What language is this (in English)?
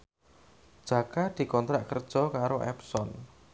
Javanese